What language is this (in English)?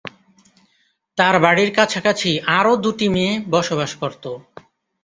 Bangla